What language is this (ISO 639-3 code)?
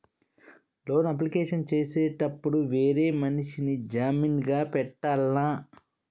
tel